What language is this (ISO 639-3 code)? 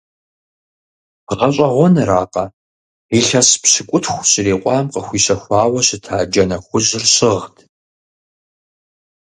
kbd